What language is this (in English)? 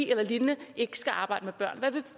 Danish